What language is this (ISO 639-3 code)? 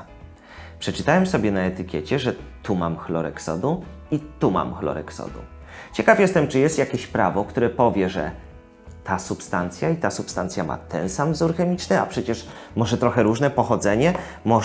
pol